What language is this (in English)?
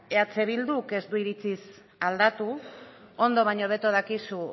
Basque